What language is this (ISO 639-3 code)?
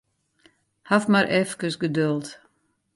fry